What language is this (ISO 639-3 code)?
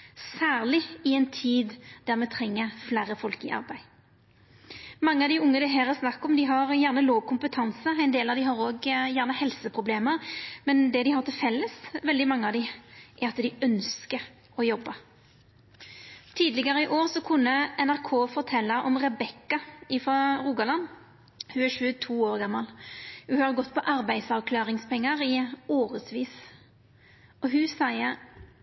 nno